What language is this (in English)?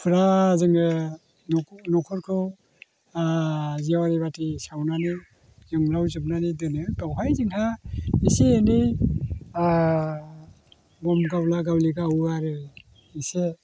Bodo